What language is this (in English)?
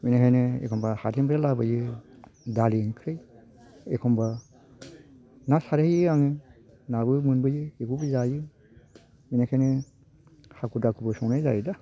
Bodo